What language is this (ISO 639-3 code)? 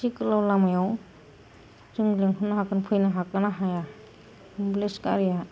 brx